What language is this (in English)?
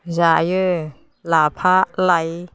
Bodo